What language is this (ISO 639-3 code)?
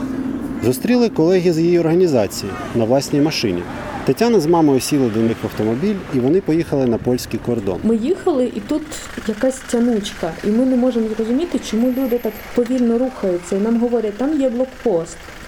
ukr